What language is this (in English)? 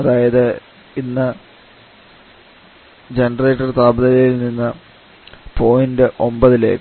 Malayalam